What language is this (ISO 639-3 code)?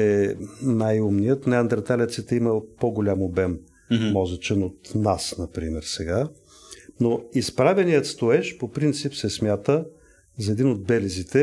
bul